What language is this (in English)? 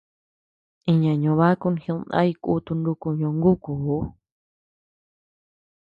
Tepeuxila Cuicatec